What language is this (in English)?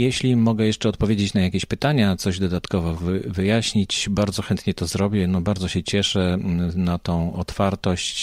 Polish